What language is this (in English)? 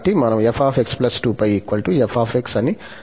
Telugu